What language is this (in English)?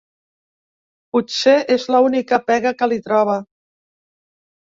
Catalan